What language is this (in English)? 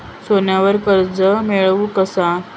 Marathi